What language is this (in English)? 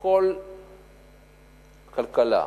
Hebrew